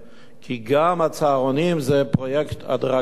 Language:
Hebrew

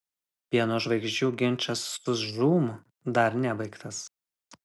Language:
Lithuanian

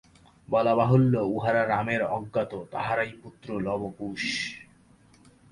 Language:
Bangla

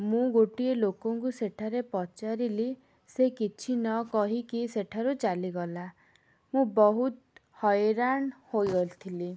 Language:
Odia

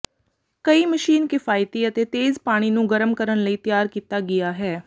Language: Punjabi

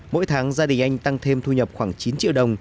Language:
Vietnamese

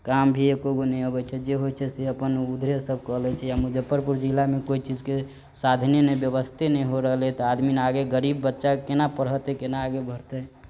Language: Maithili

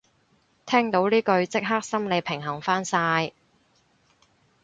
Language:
Cantonese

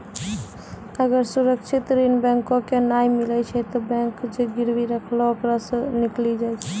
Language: Maithili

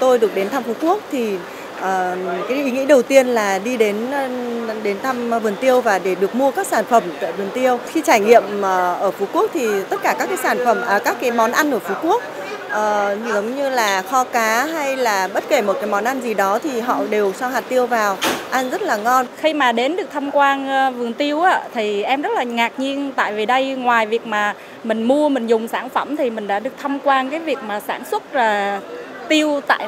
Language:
Vietnamese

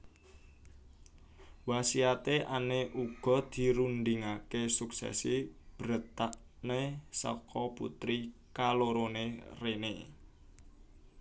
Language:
Javanese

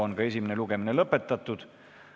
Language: Estonian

